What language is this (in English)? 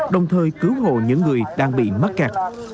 Vietnamese